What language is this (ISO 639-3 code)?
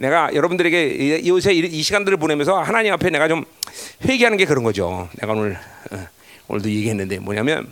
kor